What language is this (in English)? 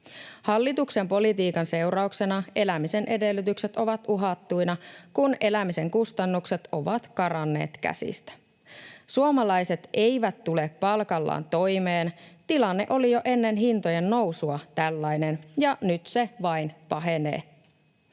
Finnish